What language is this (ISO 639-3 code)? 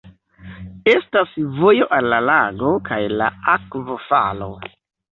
epo